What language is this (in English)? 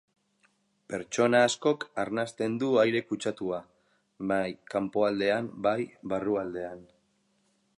Basque